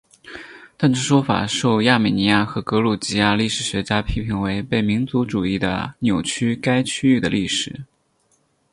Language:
Chinese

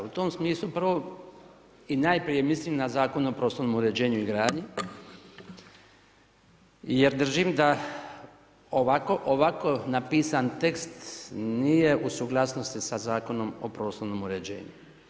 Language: Croatian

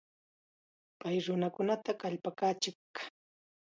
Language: Chiquián Ancash Quechua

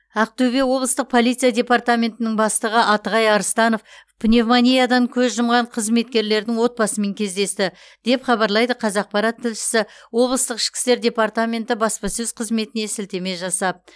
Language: Kazakh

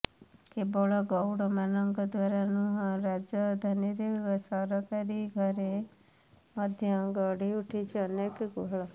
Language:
Odia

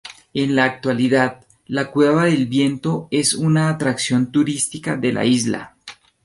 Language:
Spanish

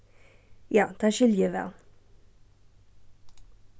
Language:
Faroese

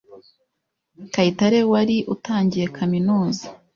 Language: Kinyarwanda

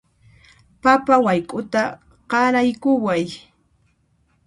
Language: Puno Quechua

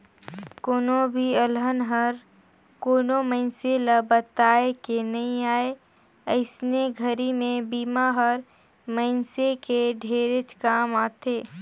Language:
Chhattisgarhi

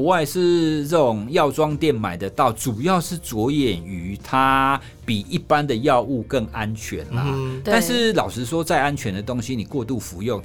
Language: Chinese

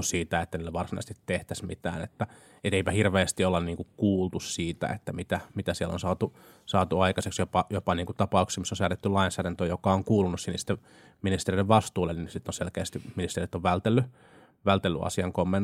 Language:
Finnish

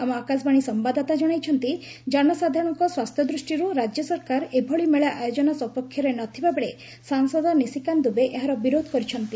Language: Odia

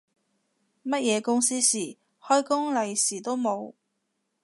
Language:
Cantonese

